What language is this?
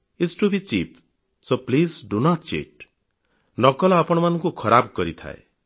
Odia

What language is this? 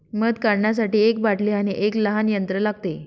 Marathi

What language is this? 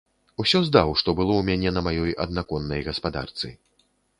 Belarusian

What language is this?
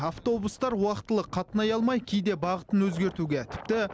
Kazakh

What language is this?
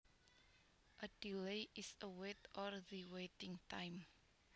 Javanese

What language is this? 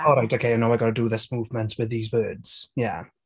English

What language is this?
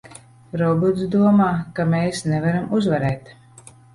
Latvian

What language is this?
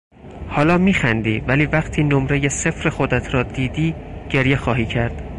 Persian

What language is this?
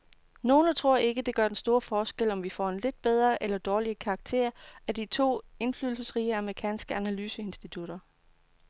Danish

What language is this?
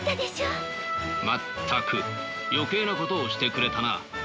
Japanese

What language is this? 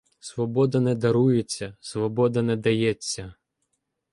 Ukrainian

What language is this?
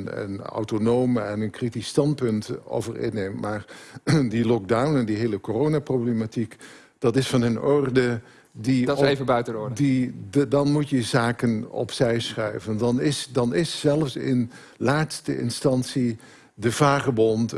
Dutch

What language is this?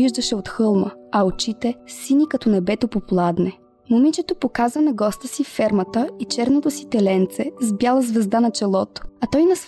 Bulgarian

